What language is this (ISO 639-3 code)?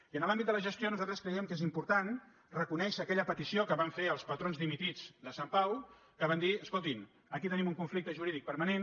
cat